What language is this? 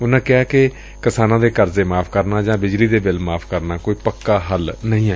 Punjabi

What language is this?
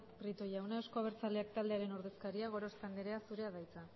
Basque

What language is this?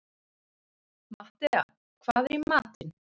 Icelandic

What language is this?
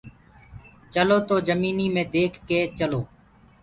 Gurgula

